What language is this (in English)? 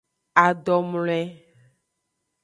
Aja (Benin)